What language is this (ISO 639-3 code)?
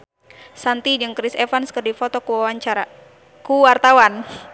sun